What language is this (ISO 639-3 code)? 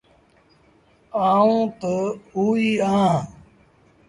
sbn